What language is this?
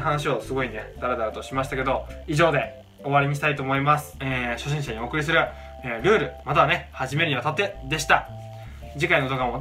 Japanese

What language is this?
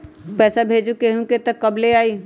Magahi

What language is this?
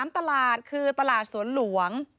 Thai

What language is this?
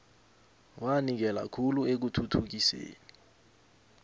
South Ndebele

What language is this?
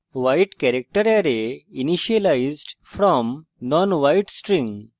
Bangla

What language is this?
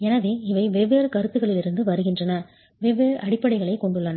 Tamil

